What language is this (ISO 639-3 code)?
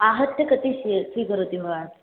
san